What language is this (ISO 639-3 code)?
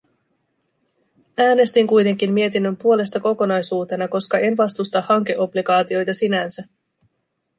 fin